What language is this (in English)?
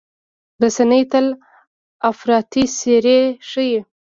Pashto